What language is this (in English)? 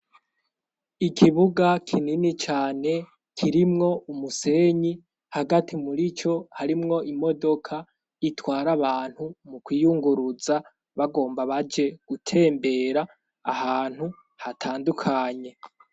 Rundi